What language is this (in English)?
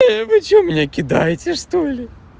Russian